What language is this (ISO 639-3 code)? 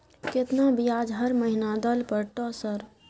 mai